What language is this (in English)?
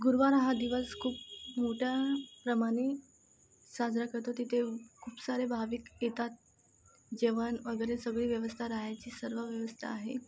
Marathi